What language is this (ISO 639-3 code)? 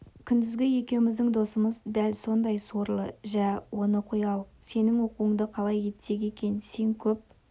kaz